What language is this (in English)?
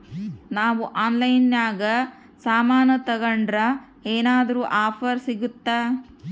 Kannada